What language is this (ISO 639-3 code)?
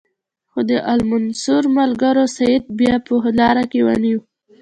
pus